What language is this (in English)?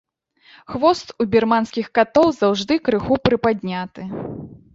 Belarusian